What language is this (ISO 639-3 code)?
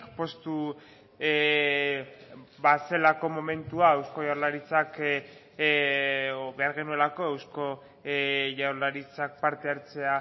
eus